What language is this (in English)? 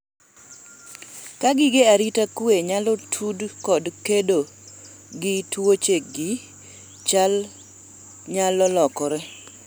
Luo (Kenya and Tanzania)